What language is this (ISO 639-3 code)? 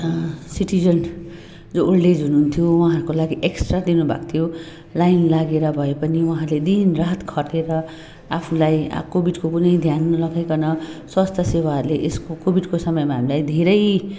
nep